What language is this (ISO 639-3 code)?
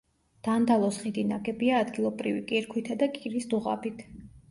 kat